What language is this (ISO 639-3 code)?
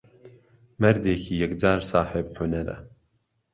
ckb